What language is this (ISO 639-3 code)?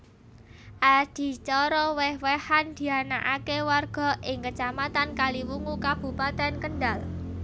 jav